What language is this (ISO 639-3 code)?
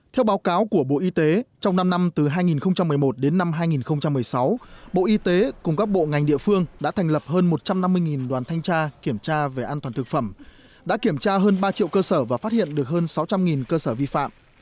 vie